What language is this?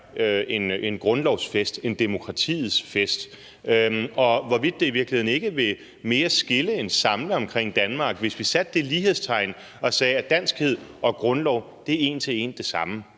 Danish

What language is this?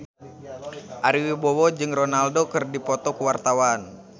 Sundanese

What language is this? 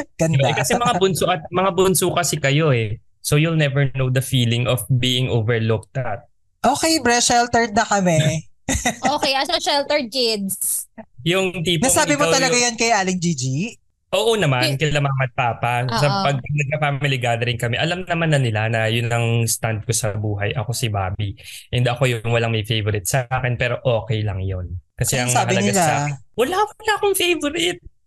Filipino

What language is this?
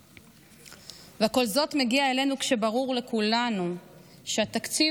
Hebrew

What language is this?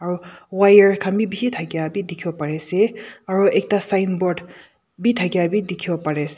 Naga Pidgin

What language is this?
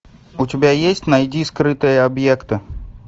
Russian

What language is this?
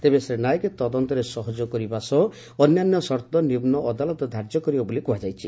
Odia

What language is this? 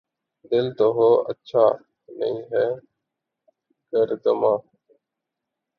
Urdu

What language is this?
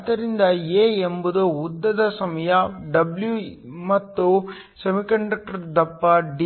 Kannada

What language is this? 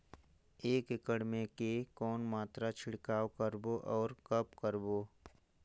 Chhattisgarhi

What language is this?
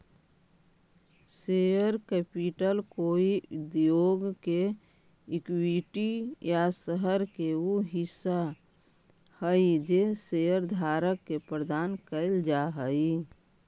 Magahi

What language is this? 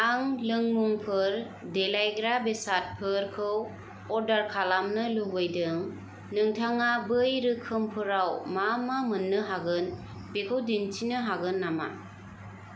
Bodo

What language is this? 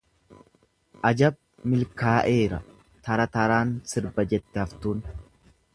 Oromo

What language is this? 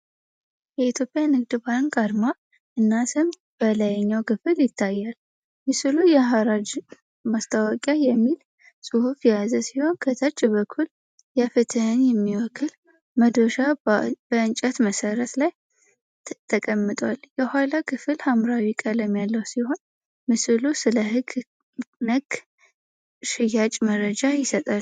Amharic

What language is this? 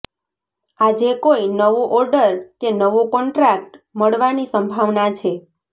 Gujarati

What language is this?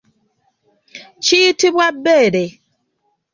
Ganda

